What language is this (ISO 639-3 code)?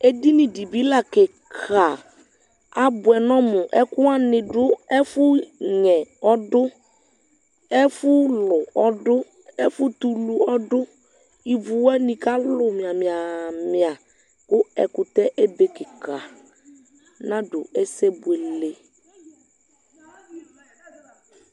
kpo